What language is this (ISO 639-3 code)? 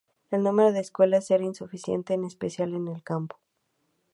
spa